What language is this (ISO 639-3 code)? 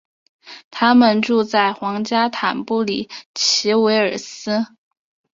zho